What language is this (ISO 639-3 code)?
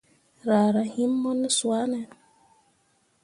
mua